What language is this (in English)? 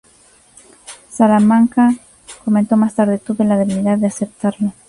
Spanish